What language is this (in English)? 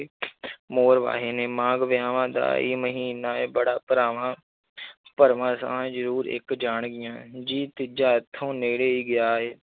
Punjabi